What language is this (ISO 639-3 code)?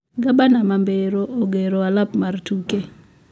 luo